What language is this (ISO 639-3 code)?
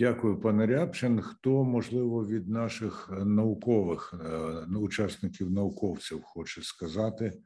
ukr